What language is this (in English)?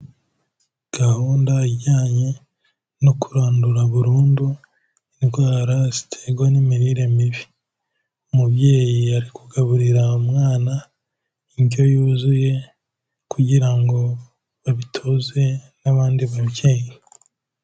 Kinyarwanda